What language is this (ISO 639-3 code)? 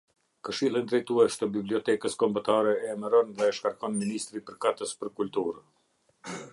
sqi